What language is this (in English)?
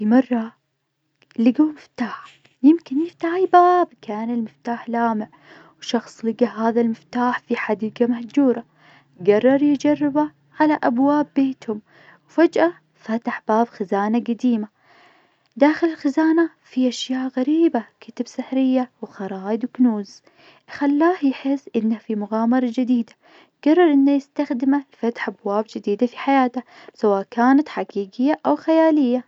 Najdi Arabic